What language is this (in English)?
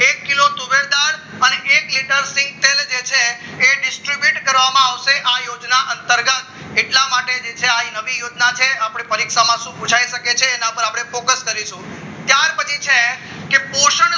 Gujarati